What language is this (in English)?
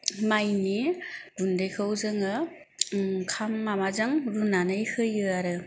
Bodo